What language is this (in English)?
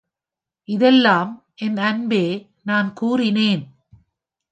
Tamil